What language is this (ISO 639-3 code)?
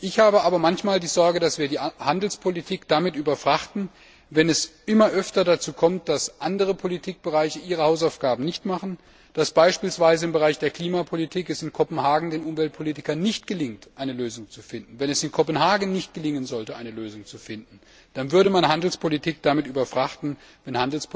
deu